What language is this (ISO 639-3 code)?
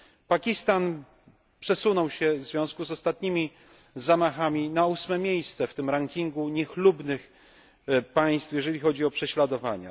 pol